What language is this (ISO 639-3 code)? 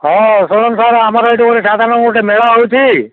ori